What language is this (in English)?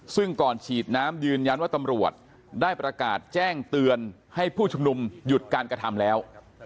Thai